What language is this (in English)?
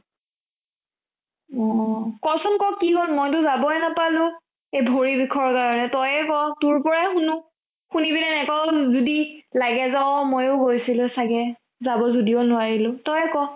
Assamese